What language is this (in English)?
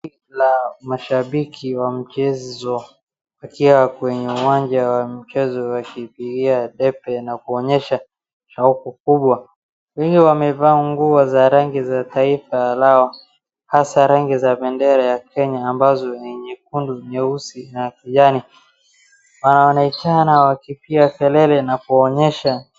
Swahili